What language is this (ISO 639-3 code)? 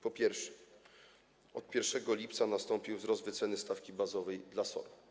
pol